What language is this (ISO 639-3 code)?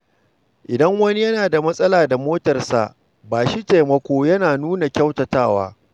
hau